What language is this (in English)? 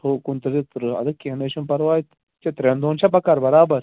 Kashmiri